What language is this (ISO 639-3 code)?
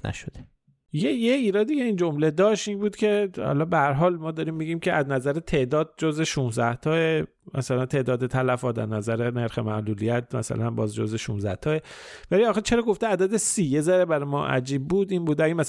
fas